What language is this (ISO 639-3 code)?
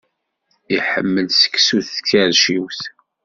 kab